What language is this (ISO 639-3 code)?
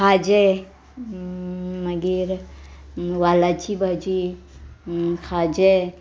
kok